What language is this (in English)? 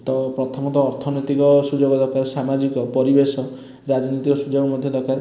Odia